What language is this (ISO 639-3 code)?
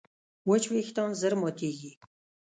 pus